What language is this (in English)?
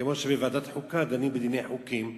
Hebrew